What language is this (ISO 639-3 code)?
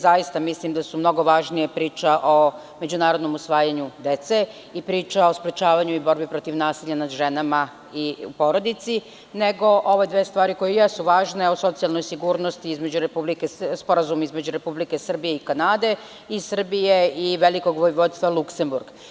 srp